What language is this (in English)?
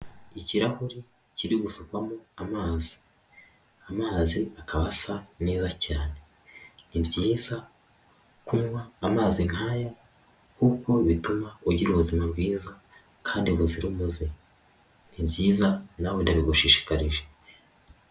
Kinyarwanda